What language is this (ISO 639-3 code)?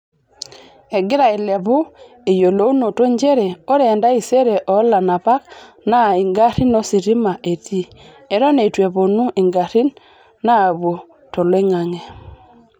mas